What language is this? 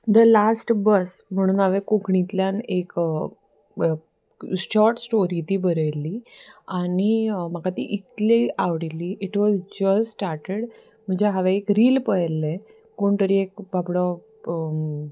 Konkani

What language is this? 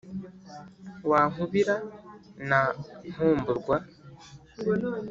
Kinyarwanda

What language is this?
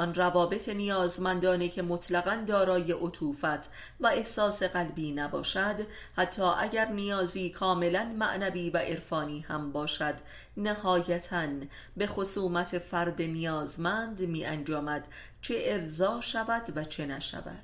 Persian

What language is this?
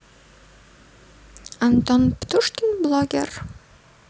Russian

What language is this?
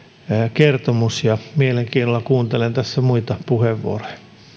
Finnish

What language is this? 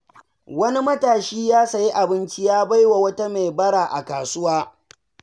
Hausa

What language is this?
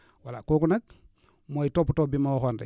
Wolof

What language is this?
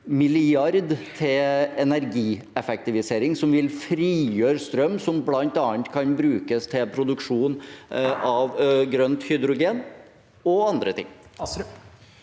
Norwegian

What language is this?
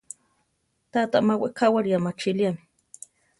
Central Tarahumara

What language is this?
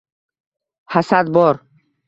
Uzbek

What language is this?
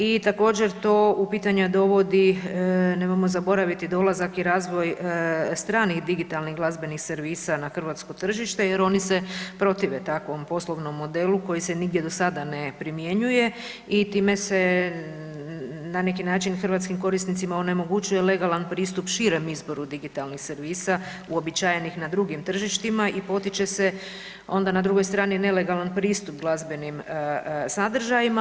Croatian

